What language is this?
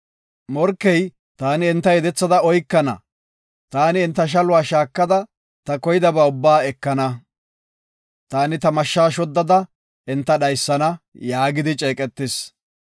Gofa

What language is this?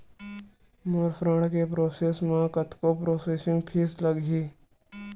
Chhattisgarhi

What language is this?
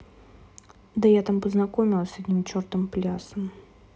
Russian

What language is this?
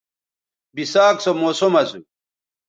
Bateri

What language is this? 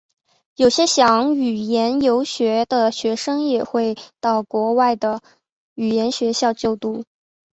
Chinese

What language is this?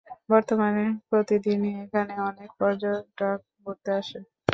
Bangla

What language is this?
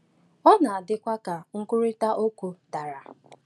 Igbo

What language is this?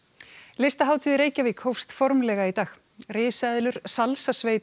Icelandic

